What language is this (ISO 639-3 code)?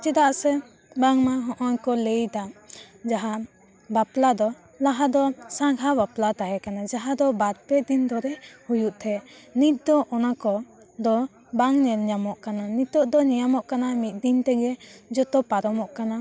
sat